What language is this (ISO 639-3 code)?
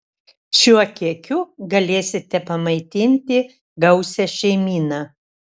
lit